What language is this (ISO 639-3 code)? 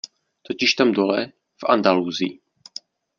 ces